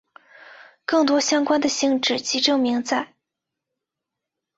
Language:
Chinese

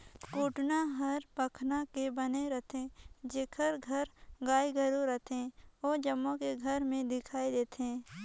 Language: Chhattisgarhi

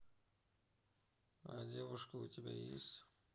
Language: Russian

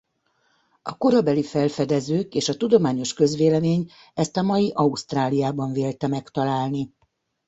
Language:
Hungarian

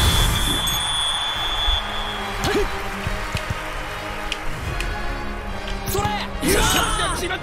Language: Indonesian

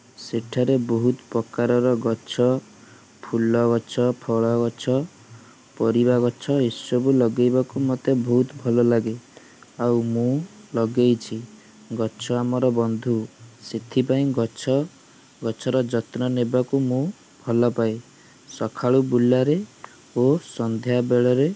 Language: Odia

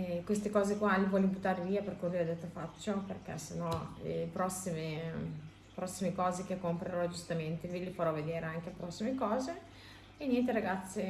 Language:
Italian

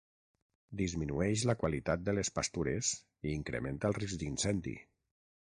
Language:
Catalan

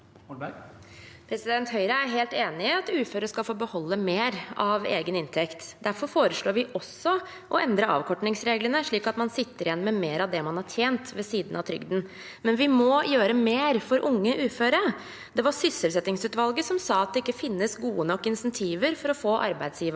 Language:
Norwegian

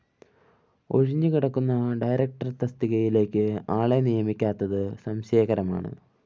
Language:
Malayalam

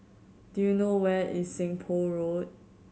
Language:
English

